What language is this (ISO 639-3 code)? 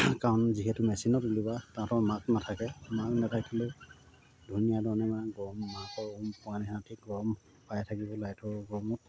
asm